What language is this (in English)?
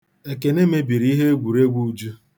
Igbo